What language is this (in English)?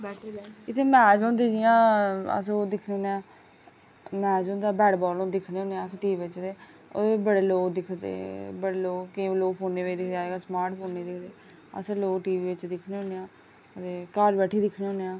Dogri